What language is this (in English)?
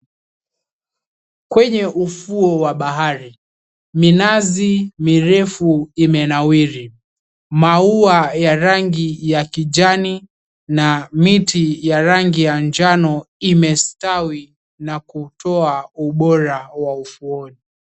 Swahili